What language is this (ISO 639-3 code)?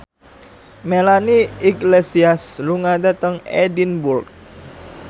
jav